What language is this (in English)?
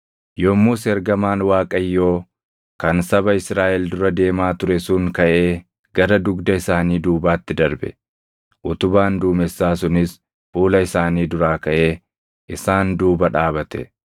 Oromo